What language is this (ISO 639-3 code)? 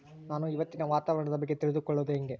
kan